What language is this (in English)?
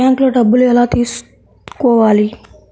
Telugu